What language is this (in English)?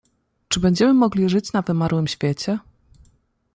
Polish